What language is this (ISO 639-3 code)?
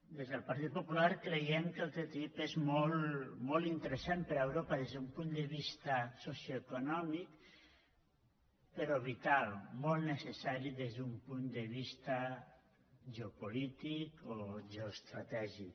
cat